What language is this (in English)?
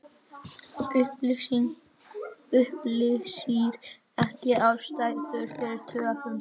Icelandic